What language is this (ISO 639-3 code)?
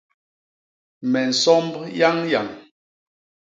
bas